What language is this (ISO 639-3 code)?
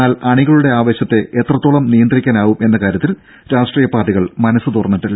mal